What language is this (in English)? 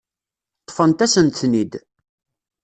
Kabyle